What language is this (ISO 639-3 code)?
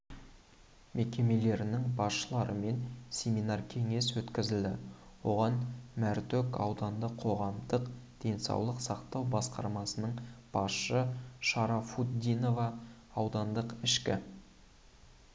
kaz